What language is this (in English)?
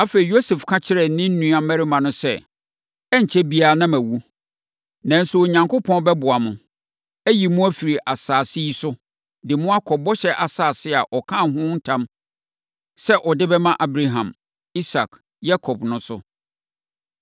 Akan